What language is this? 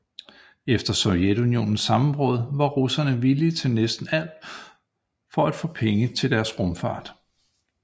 Danish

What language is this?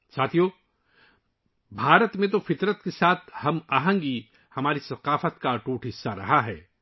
Urdu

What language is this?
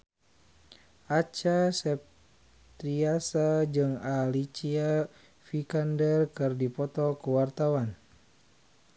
Sundanese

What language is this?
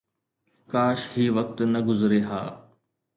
Sindhi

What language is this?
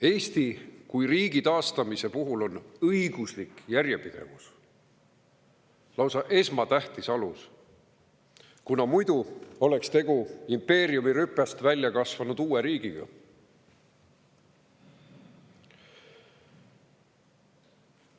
Estonian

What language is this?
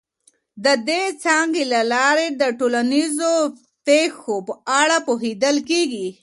Pashto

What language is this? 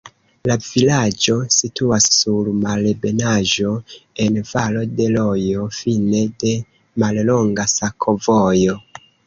Esperanto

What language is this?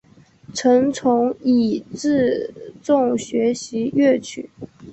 Chinese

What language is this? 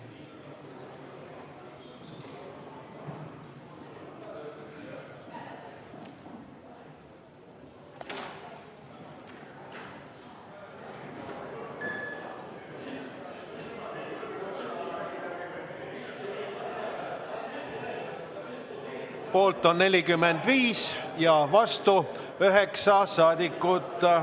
Estonian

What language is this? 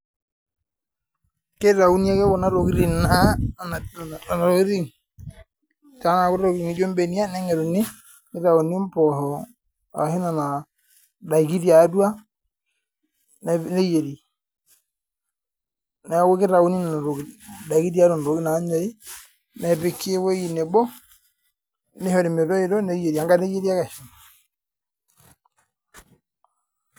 Masai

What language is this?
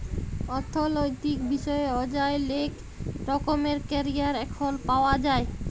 Bangla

